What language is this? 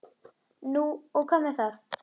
Icelandic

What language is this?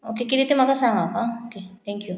Konkani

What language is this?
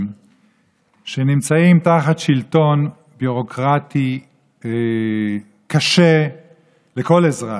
Hebrew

